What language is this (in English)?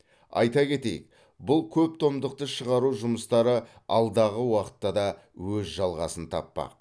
Kazakh